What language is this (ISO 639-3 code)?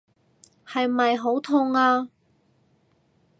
yue